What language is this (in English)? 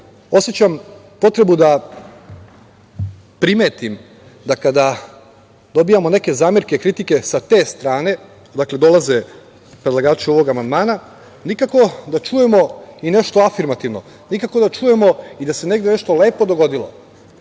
Serbian